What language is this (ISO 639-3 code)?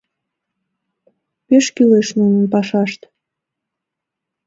chm